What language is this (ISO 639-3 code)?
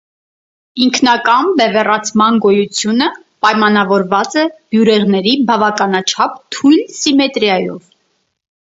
hye